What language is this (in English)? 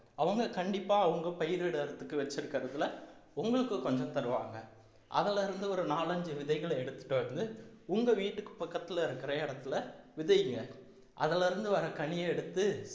Tamil